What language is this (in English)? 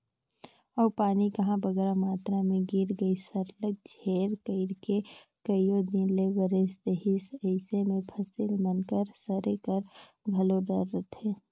Chhattisgarhi